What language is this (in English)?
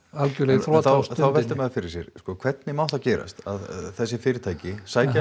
Icelandic